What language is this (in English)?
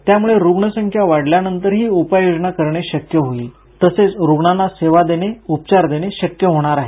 Marathi